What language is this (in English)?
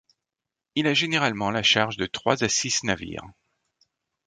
French